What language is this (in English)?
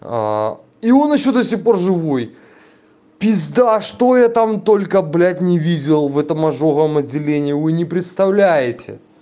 Russian